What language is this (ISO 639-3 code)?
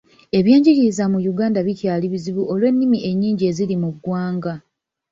lug